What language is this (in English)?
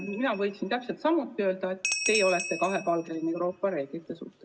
Estonian